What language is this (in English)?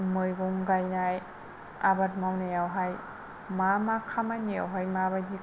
Bodo